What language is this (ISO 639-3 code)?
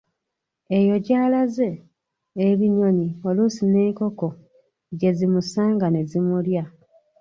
lug